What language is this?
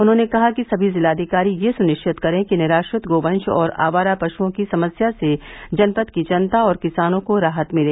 Hindi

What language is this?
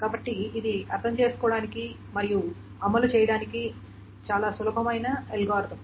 Telugu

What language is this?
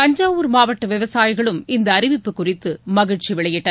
Tamil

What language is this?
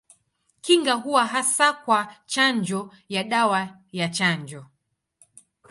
Swahili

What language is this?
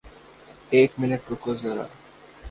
Urdu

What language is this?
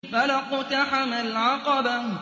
Arabic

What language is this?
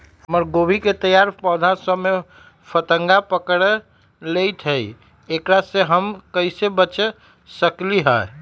Magahi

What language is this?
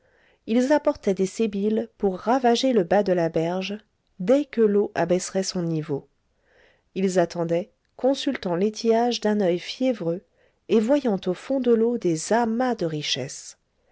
French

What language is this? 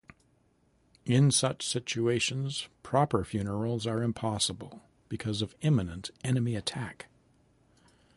English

